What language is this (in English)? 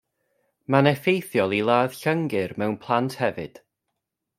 Welsh